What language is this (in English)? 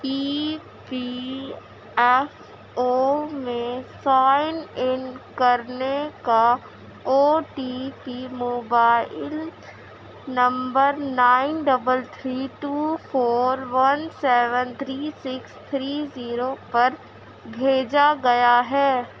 Urdu